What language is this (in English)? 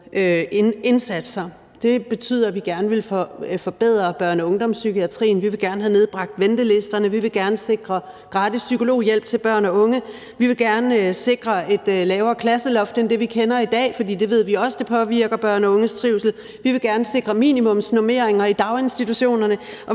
Danish